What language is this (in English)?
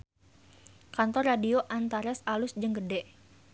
Sundanese